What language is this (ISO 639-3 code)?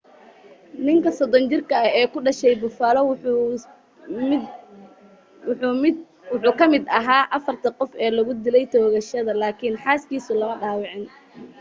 som